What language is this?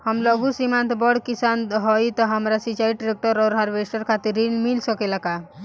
Bhojpuri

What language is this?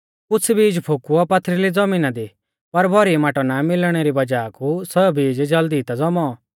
Mahasu Pahari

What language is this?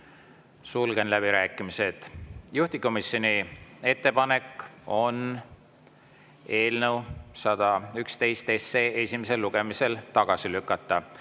Estonian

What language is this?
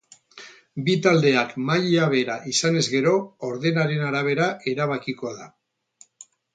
Basque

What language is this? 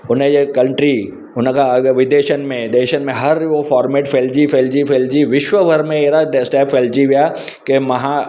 Sindhi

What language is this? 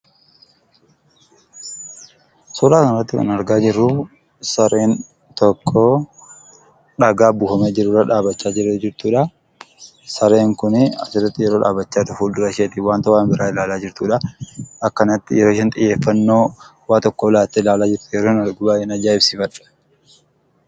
Oromo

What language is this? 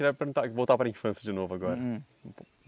Portuguese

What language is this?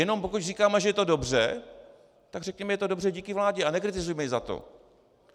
Czech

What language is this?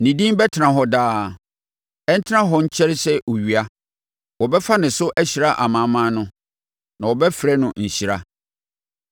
Akan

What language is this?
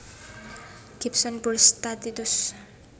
Javanese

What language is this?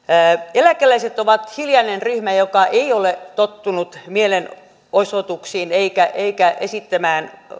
Finnish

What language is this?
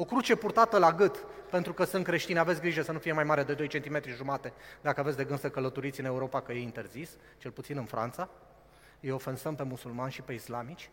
Romanian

